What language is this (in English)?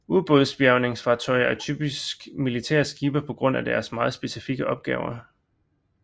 Danish